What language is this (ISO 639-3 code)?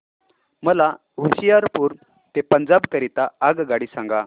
mar